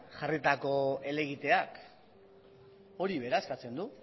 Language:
Basque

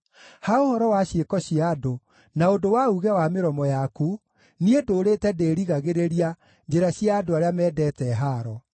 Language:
Kikuyu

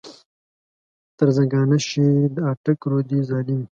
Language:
Pashto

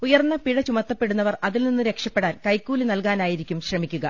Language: Malayalam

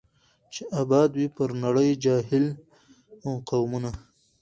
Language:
Pashto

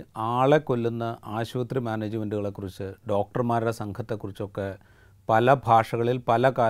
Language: Malayalam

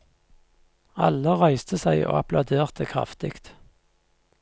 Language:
Norwegian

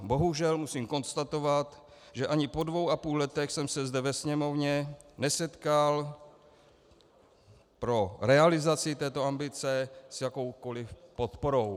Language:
Czech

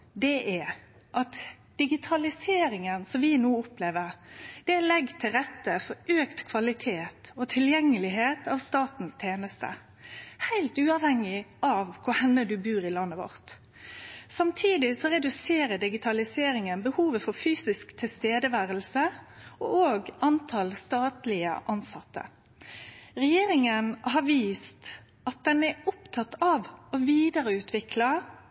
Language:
Norwegian Nynorsk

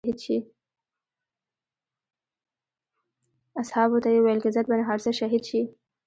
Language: Pashto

